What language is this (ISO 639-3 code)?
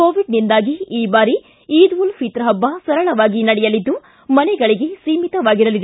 kan